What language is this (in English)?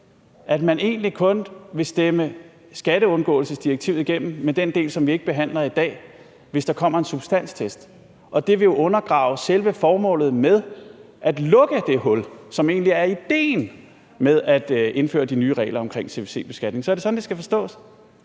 Danish